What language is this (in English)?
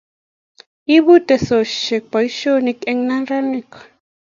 Kalenjin